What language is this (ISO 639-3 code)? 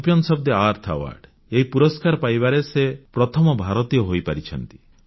ori